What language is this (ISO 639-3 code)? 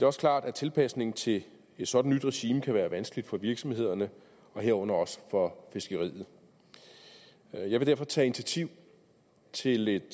dan